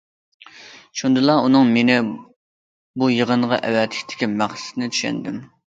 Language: Uyghur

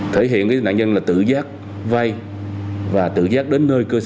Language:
Vietnamese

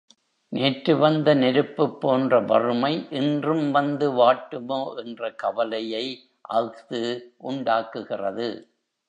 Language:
Tamil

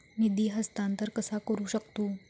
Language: Marathi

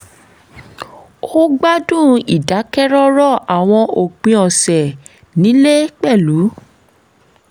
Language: Yoruba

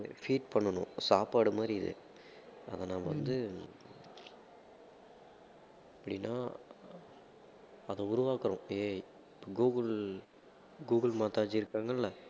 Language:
Tamil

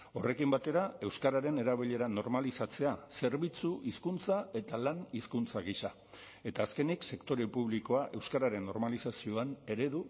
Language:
Basque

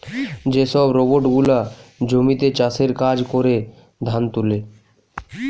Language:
Bangla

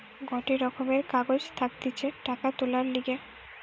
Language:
Bangla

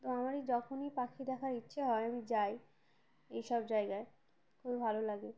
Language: Bangla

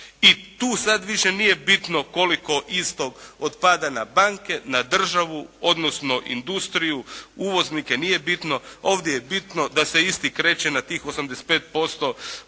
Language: Croatian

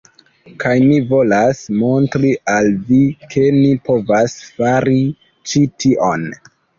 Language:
Esperanto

